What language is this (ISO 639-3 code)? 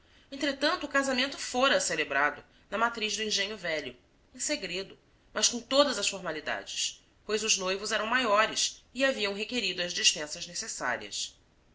por